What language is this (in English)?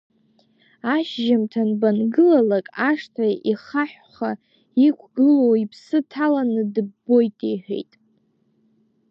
Abkhazian